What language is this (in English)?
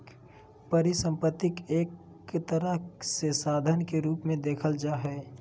Magahi